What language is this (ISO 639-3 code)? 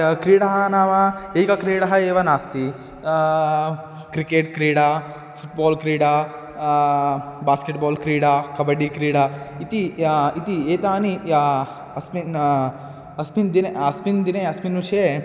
san